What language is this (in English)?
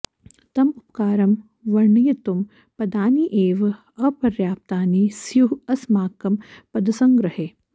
Sanskrit